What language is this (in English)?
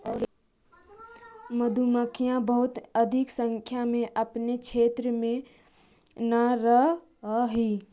Magahi